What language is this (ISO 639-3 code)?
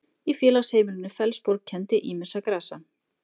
isl